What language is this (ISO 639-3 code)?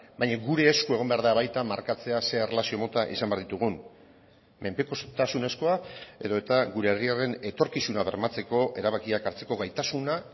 eus